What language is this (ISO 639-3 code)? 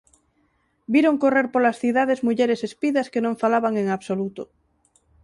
glg